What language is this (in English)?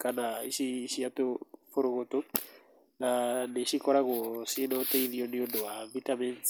Kikuyu